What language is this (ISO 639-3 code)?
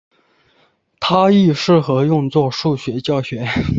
zho